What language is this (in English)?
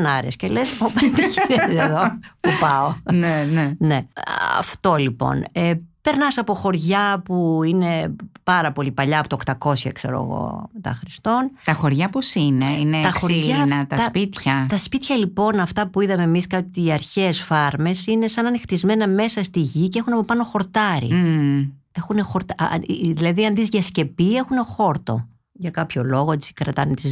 Greek